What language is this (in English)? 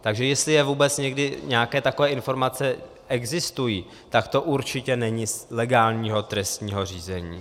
Czech